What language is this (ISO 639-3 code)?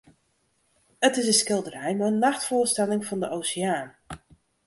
fry